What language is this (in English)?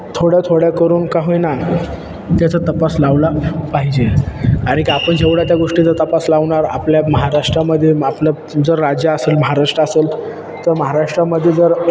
Marathi